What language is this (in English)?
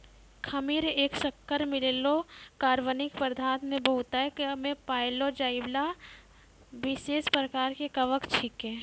Maithili